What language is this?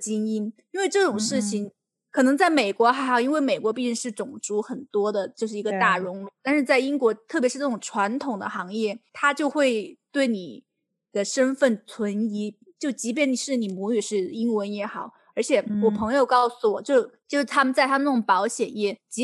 Chinese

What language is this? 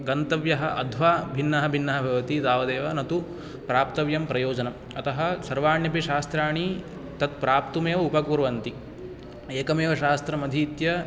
Sanskrit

